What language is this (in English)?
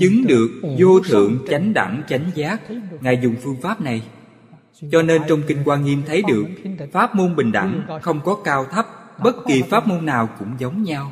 Vietnamese